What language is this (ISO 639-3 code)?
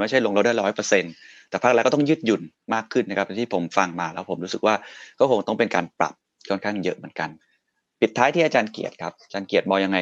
tha